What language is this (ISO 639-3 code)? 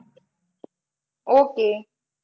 guj